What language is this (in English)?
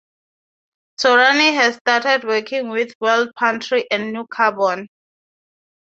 English